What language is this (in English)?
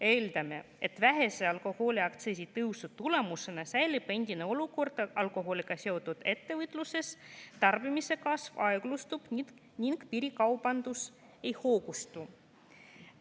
Estonian